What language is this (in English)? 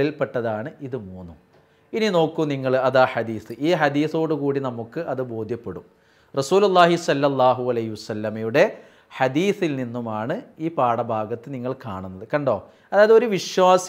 Hindi